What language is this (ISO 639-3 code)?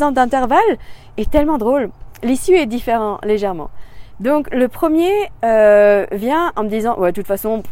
fra